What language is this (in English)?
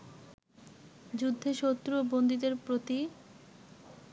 Bangla